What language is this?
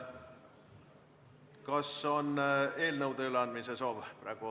Estonian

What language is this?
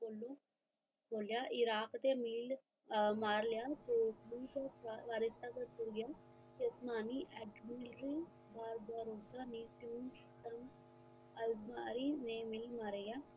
Punjabi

